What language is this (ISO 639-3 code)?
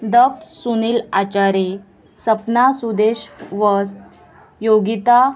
kok